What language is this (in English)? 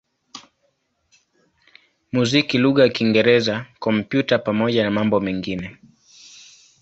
Swahili